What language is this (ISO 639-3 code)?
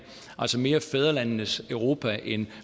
dan